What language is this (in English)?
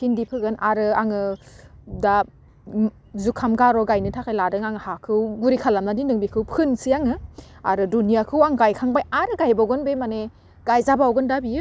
Bodo